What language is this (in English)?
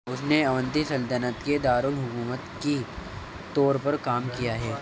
Urdu